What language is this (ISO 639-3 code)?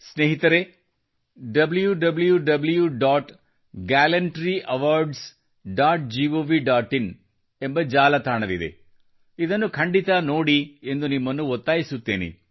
kan